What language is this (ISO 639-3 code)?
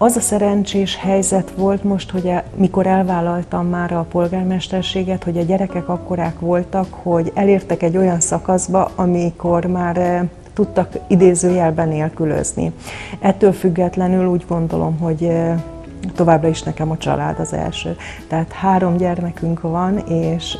hun